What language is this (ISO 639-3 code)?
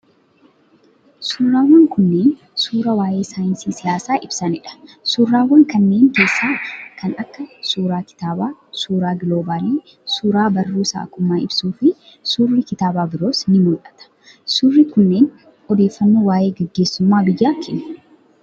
orm